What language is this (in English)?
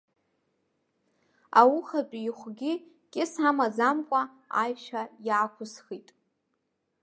Abkhazian